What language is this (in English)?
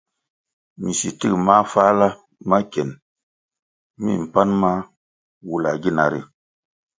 Kwasio